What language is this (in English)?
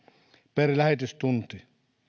Finnish